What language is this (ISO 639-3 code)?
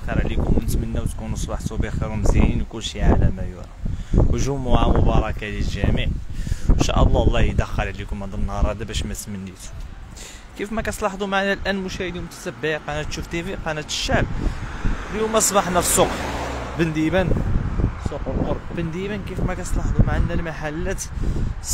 ara